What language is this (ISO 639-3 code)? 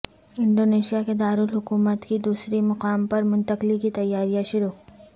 urd